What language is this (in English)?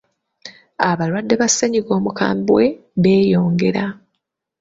Ganda